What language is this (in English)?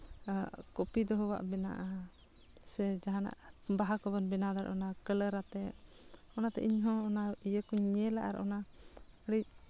Santali